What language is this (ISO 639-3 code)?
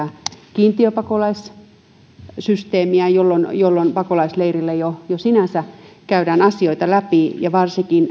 fin